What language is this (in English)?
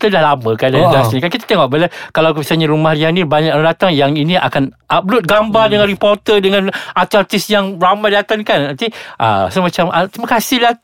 Malay